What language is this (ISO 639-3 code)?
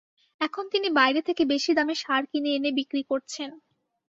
ben